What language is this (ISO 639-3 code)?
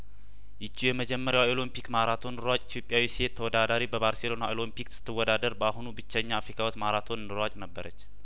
amh